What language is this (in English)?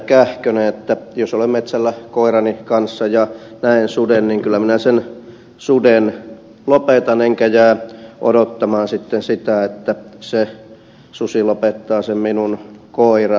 Finnish